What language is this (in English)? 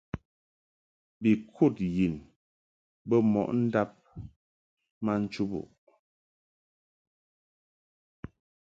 Mungaka